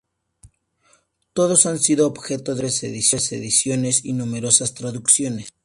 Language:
Spanish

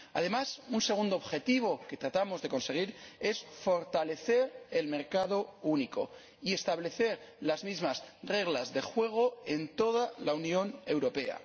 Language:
Spanish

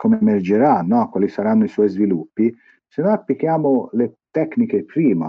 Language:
Italian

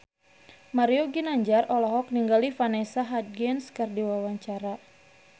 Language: Sundanese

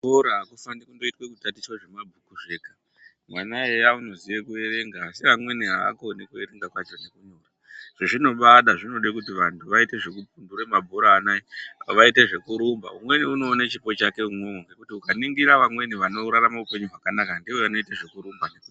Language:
Ndau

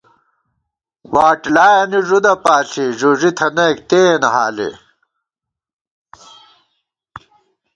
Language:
Gawar-Bati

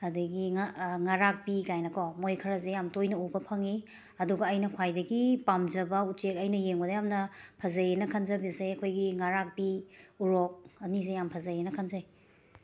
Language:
Manipuri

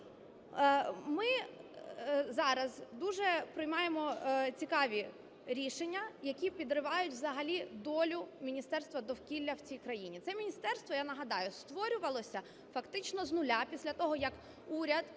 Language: Ukrainian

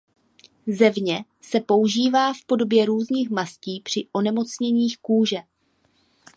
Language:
Czech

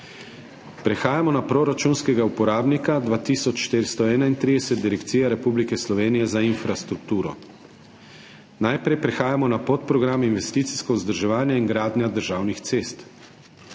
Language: Slovenian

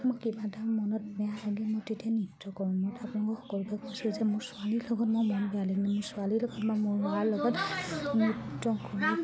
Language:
Assamese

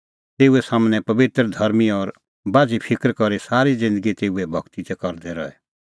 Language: Kullu Pahari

